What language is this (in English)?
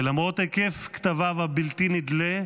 Hebrew